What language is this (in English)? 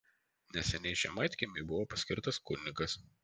Lithuanian